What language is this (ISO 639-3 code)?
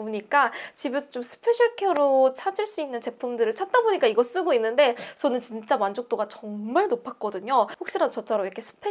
kor